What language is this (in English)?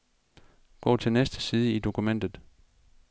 Danish